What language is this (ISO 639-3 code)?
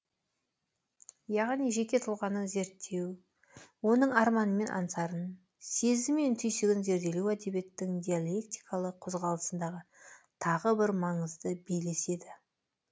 kaz